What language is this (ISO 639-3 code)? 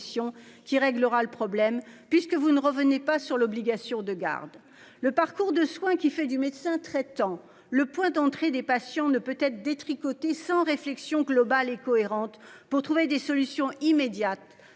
fra